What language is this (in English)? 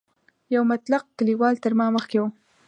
Pashto